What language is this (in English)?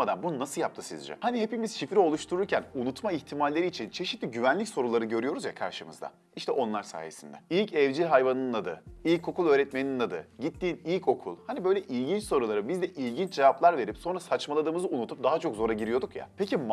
Turkish